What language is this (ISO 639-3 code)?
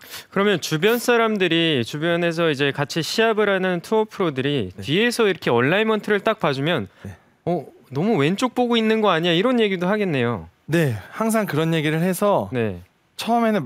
kor